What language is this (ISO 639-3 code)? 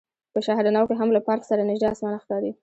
pus